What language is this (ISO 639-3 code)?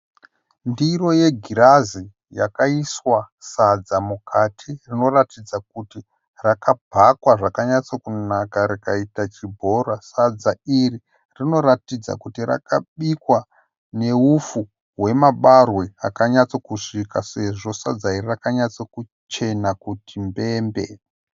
sna